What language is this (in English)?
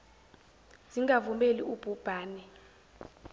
Zulu